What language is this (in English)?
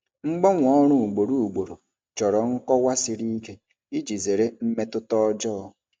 Igbo